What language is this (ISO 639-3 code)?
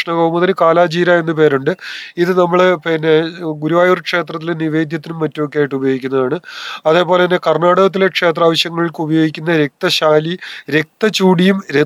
mal